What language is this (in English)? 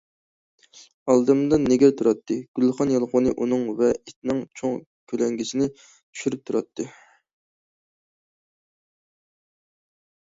Uyghur